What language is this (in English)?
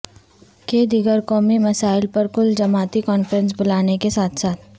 Urdu